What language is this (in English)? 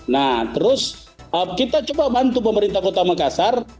Indonesian